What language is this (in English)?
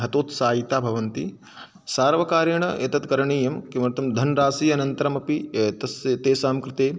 Sanskrit